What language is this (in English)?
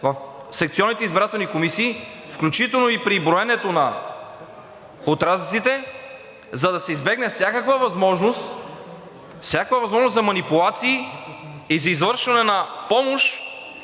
Bulgarian